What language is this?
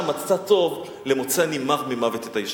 Hebrew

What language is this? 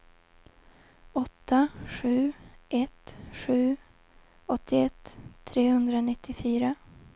Swedish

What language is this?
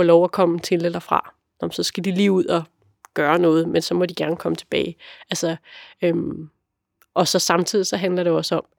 Danish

